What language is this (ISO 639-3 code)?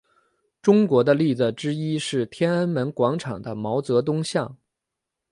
zho